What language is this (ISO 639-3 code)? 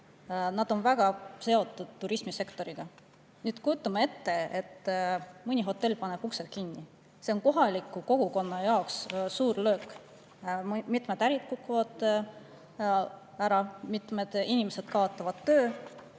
est